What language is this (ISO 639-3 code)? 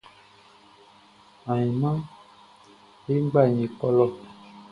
bci